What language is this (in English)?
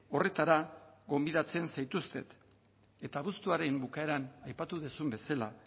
Basque